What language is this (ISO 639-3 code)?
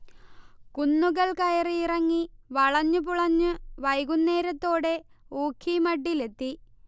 mal